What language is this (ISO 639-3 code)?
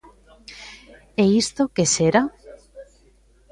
glg